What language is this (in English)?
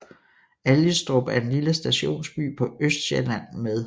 Danish